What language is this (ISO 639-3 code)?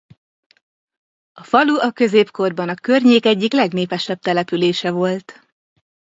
hun